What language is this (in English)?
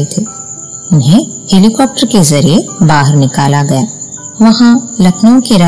Malayalam